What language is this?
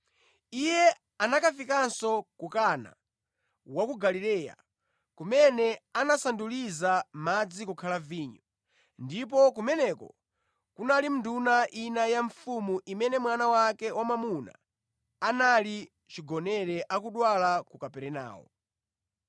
Nyanja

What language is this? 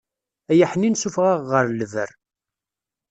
Kabyle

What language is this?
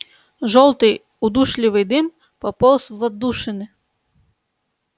Russian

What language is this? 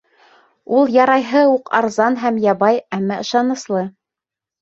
Bashkir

